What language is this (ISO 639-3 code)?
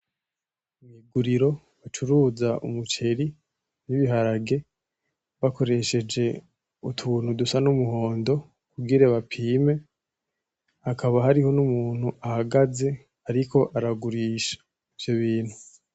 run